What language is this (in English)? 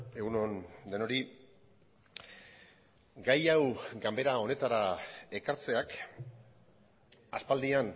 Basque